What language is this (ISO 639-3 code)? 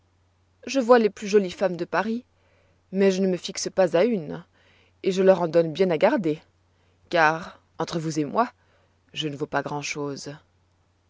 fra